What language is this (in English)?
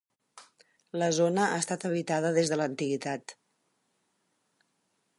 Catalan